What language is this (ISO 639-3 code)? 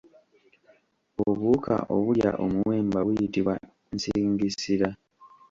lug